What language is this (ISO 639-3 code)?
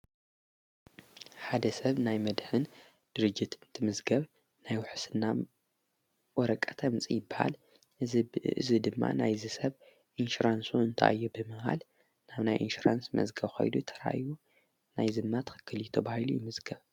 tir